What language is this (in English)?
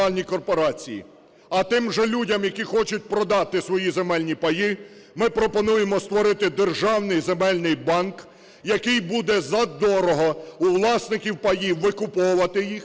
Ukrainian